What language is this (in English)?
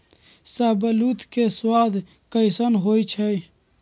Magahi